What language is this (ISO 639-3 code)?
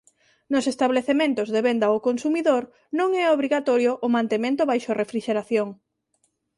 glg